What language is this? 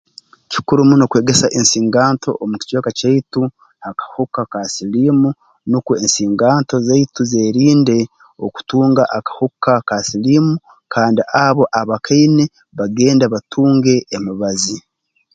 Tooro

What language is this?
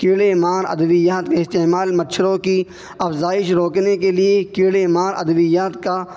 Urdu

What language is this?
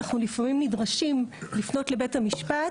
Hebrew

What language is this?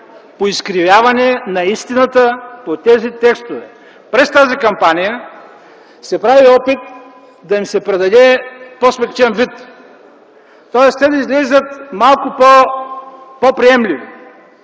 Bulgarian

